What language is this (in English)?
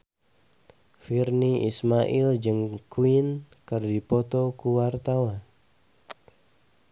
Sundanese